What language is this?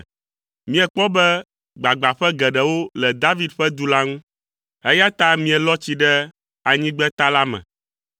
Ewe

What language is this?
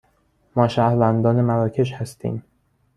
Persian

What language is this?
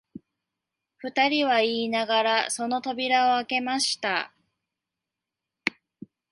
Japanese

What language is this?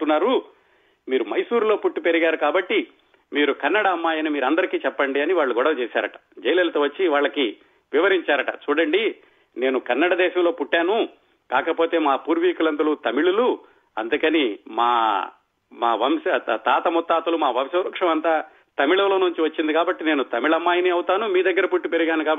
Telugu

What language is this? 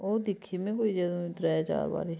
Dogri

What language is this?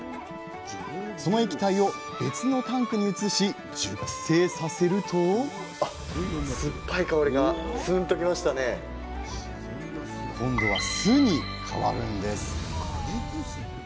Japanese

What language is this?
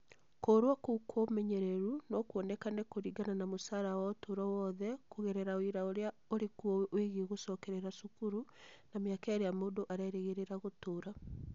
Kikuyu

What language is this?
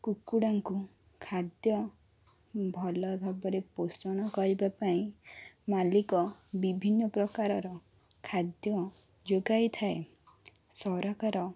Odia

